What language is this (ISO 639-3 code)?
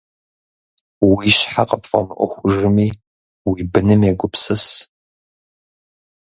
kbd